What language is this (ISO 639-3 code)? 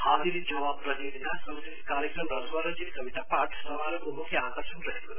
nep